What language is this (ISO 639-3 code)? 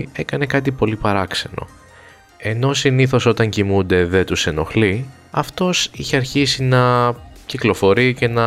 ell